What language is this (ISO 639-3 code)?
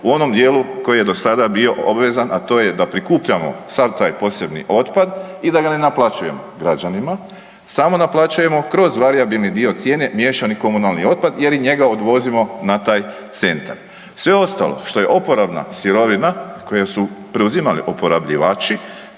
hrv